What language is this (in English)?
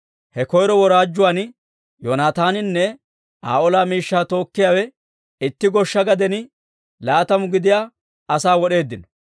Dawro